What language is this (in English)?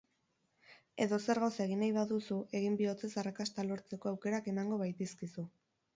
Basque